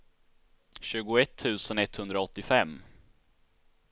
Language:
Swedish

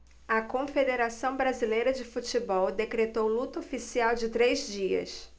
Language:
Portuguese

